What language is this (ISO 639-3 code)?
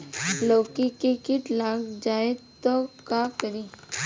bho